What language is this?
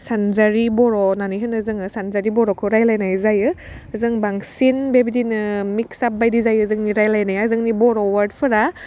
Bodo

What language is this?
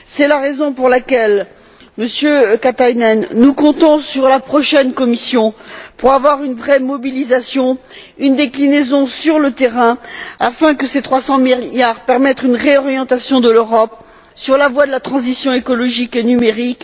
French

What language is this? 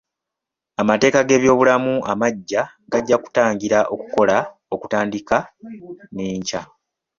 Ganda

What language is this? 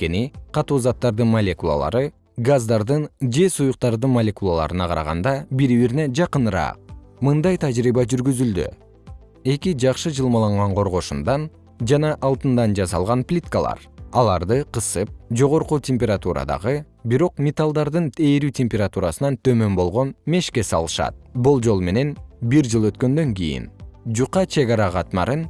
Kyrgyz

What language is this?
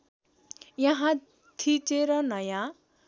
Nepali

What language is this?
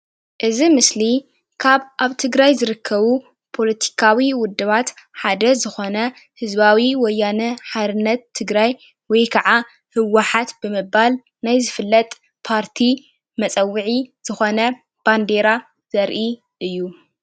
Tigrinya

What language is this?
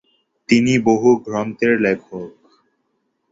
Bangla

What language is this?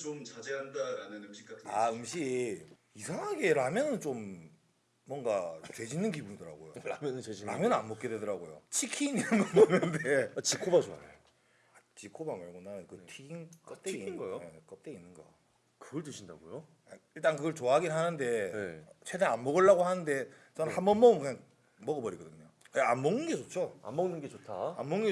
Korean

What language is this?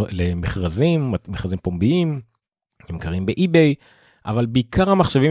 Hebrew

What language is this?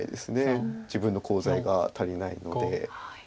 Japanese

